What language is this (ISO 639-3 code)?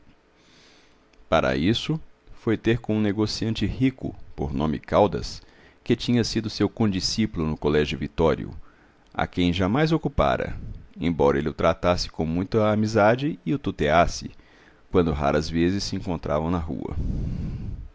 por